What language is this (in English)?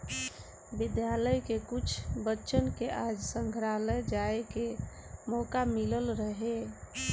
Bhojpuri